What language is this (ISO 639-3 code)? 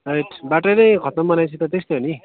nep